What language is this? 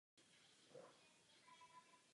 Czech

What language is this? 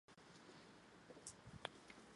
Czech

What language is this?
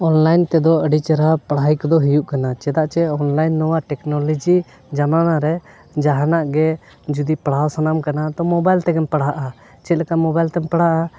Santali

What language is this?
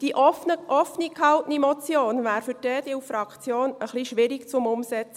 Swiss German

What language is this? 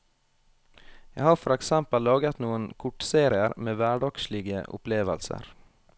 Norwegian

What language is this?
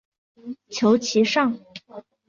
Chinese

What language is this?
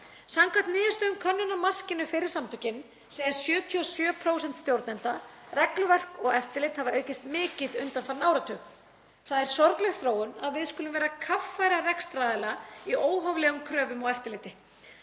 Icelandic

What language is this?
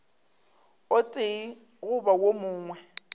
Northern Sotho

